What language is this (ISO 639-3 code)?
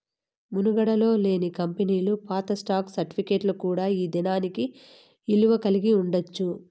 tel